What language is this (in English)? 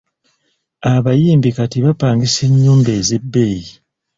Ganda